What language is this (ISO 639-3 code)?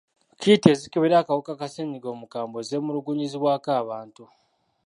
lug